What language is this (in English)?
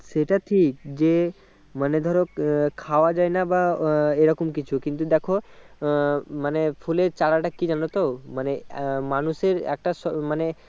Bangla